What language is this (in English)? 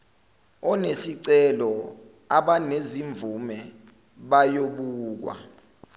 Zulu